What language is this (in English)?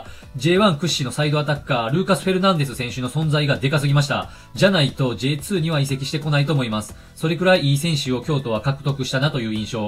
Japanese